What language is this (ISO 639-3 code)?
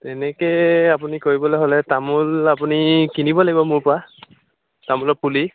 asm